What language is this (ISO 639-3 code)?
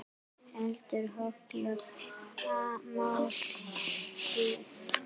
isl